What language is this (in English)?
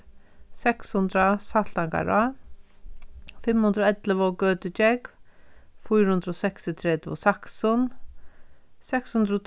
Faroese